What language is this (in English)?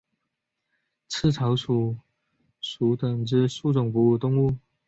Chinese